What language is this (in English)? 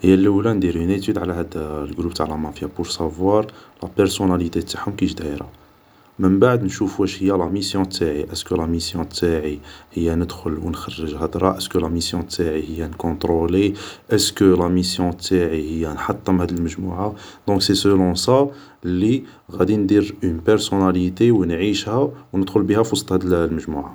Algerian Arabic